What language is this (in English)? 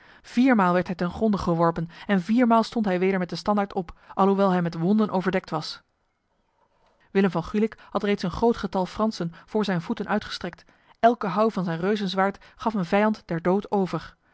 Dutch